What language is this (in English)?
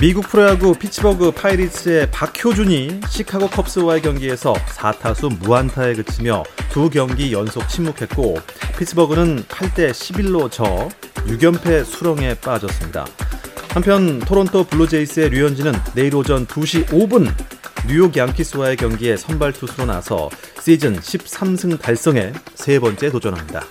Korean